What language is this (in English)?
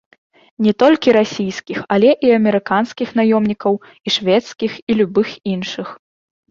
Belarusian